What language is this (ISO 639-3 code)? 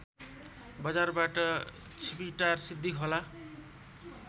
nep